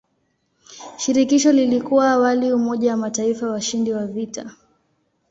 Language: Swahili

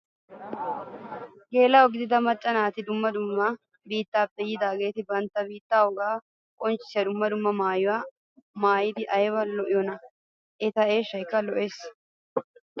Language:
Wolaytta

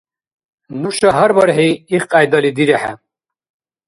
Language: Dargwa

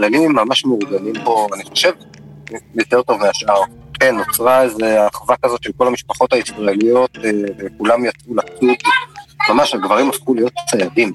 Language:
Hebrew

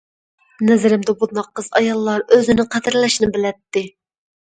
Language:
Uyghur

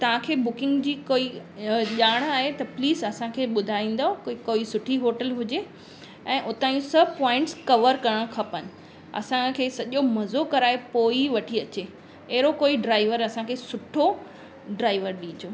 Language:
Sindhi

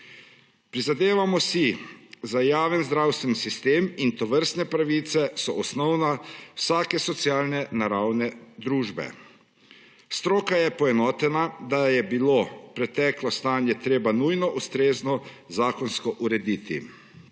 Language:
Slovenian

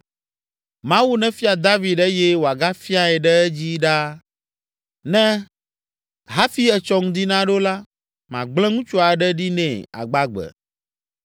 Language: Ewe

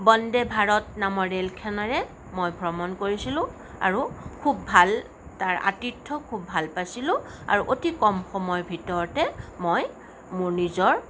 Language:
Assamese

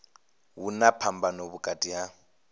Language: Venda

